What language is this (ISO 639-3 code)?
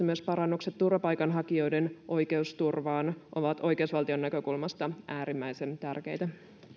fin